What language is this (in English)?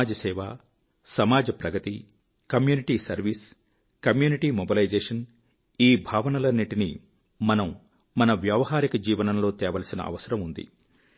Telugu